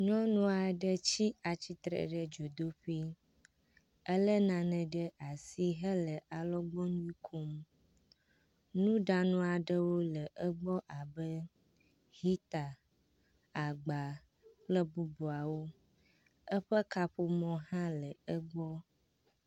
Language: Ewe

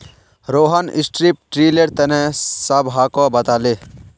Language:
Magahi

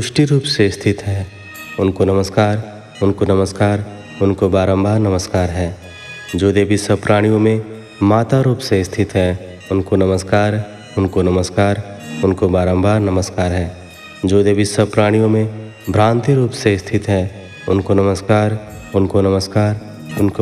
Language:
Hindi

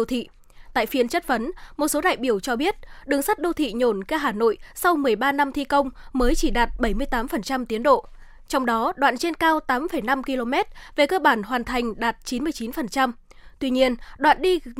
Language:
Vietnamese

